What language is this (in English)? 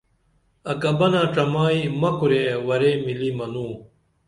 Dameli